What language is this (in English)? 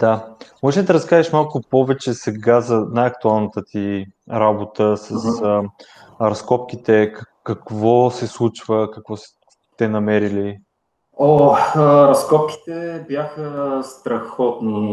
Bulgarian